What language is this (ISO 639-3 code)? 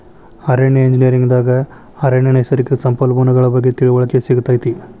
kan